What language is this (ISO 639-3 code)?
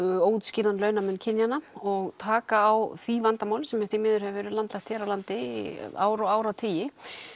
isl